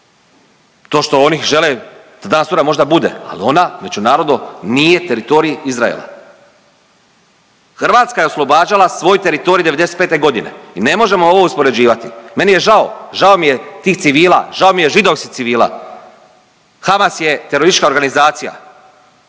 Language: Croatian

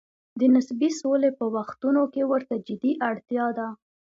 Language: Pashto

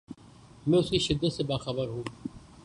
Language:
Urdu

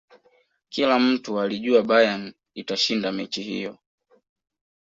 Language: Swahili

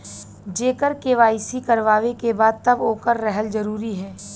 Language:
Bhojpuri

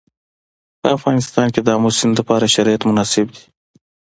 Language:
Pashto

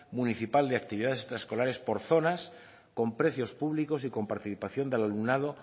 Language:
Spanish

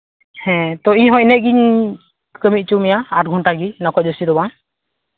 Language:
Santali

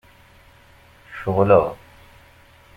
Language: Kabyle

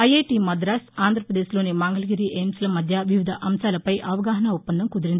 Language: Telugu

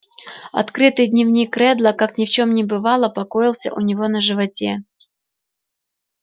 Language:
Russian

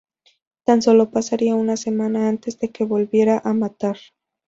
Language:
Spanish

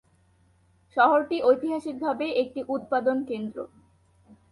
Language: Bangla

